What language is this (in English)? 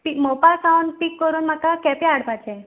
Konkani